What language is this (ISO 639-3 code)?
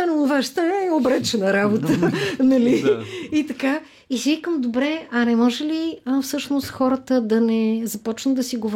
bul